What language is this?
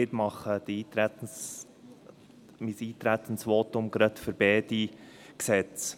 Swiss German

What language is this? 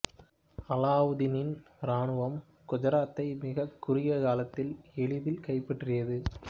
Tamil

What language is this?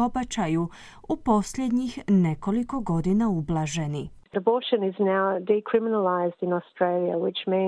Croatian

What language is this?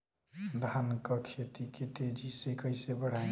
Bhojpuri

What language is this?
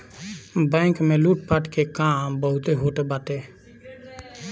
Bhojpuri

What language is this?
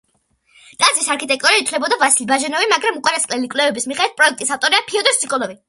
Georgian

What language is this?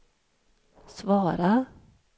Swedish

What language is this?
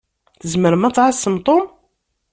Kabyle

